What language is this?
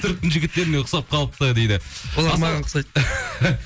Kazakh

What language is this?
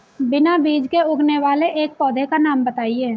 Hindi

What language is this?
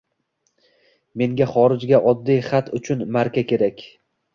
Uzbek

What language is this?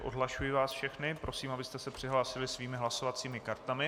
Czech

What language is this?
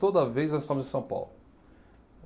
Portuguese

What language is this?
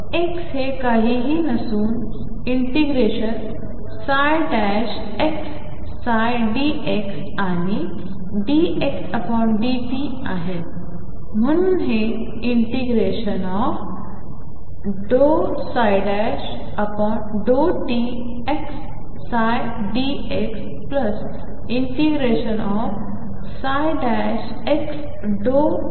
Marathi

